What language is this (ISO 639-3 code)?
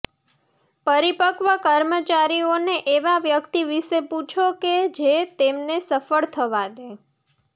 guj